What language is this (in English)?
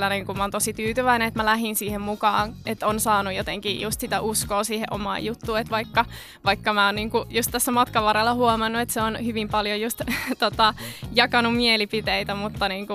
Finnish